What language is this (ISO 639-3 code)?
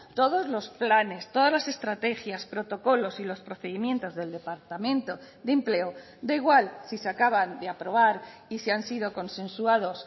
spa